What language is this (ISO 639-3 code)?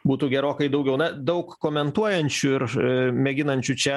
lit